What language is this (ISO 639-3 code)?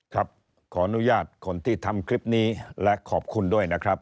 tha